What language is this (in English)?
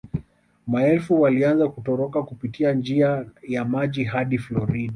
Swahili